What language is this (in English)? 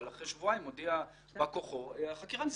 Hebrew